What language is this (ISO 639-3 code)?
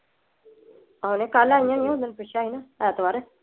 pan